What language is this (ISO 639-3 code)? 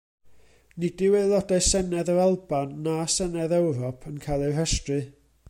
cym